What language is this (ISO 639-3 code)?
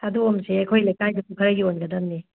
mni